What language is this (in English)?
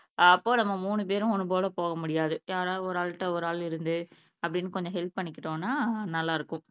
Tamil